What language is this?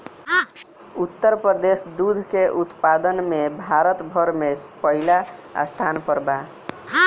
Bhojpuri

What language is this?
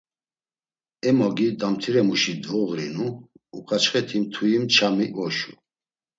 Laz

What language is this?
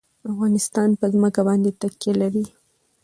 Pashto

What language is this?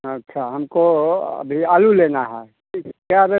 Hindi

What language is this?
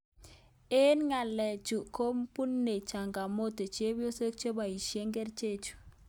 Kalenjin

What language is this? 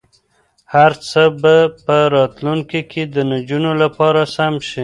Pashto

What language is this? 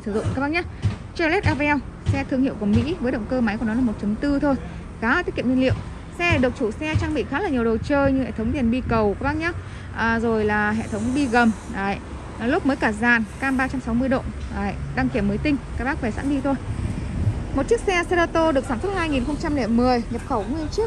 Vietnamese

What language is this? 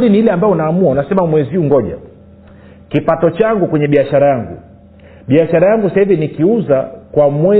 Swahili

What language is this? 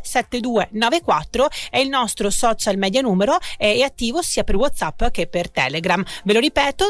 Italian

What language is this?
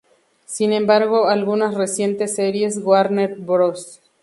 Spanish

